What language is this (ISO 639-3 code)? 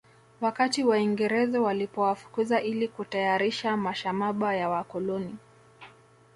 swa